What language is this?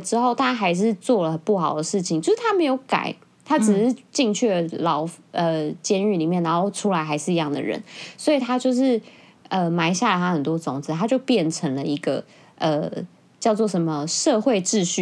Chinese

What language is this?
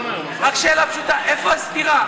Hebrew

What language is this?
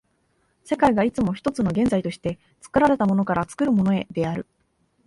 Japanese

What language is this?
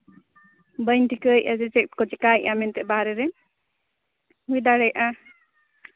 Santali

